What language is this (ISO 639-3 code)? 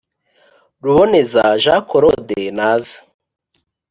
kin